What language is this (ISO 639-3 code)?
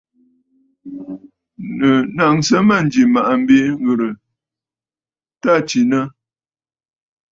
bfd